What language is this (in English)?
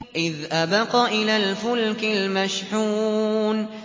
Arabic